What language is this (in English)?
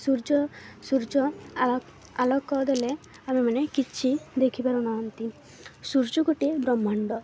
Odia